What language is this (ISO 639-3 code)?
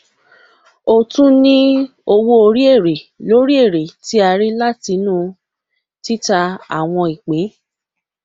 yor